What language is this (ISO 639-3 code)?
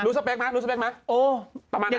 tha